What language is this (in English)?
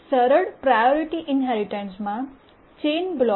Gujarati